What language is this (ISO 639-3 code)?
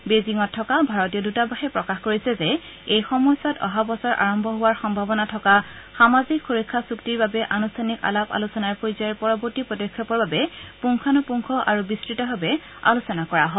asm